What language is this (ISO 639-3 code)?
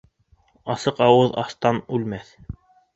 bak